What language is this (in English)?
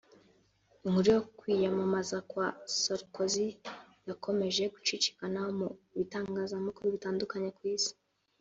Kinyarwanda